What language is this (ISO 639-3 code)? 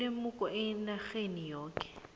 nbl